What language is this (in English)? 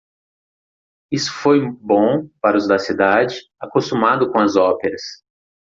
Portuguese